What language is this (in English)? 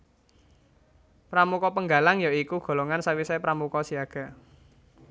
Javanese